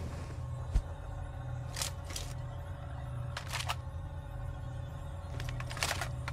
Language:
English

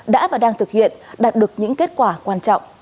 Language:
Vietnamese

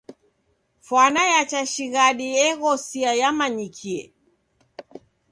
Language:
Taita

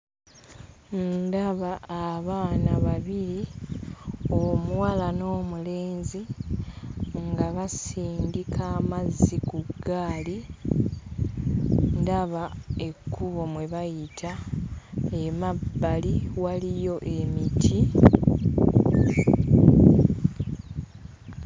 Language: Ganda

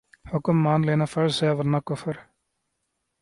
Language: Urdu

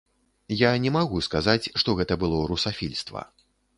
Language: Belarusian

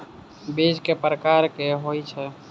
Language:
Maithili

